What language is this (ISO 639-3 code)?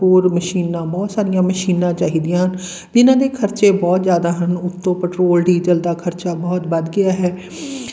pan